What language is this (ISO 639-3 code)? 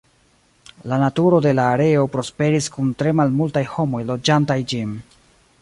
epo